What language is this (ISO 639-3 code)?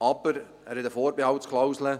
gsw